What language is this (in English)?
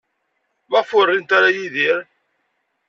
Kabyle